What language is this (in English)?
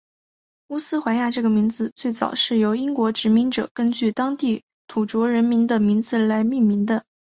Chinese